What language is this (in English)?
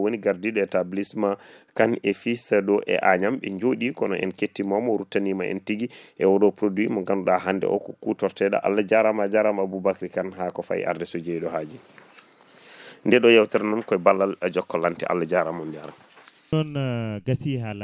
Fula